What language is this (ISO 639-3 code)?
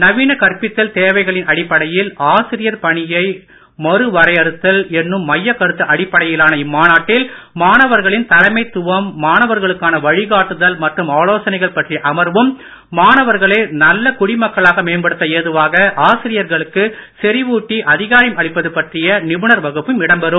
tam